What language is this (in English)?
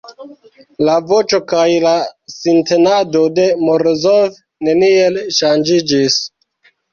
Esperanto